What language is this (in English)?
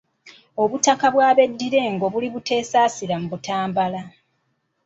Ganda